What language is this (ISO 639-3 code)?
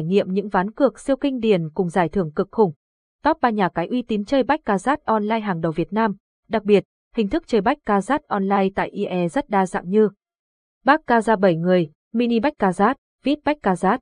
vie